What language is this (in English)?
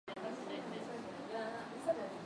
Swahili